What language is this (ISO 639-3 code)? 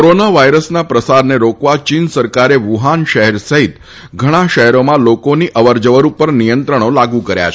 guj